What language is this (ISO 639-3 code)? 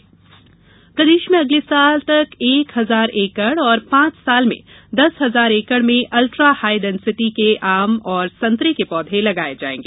hin